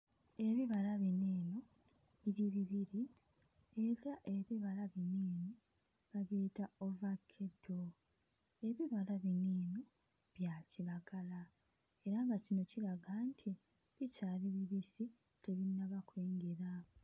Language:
Ganda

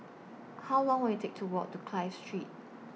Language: English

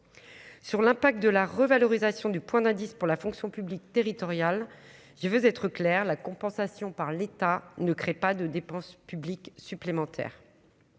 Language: French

